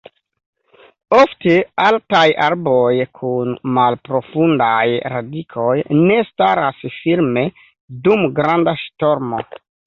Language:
Esperanto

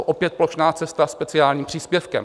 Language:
Czech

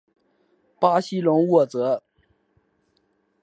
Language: Chinese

